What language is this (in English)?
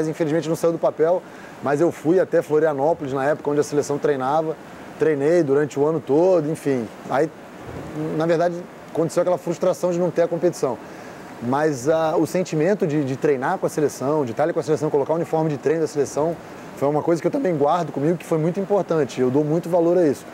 Portuguese